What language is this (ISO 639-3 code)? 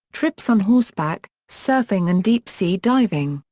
eng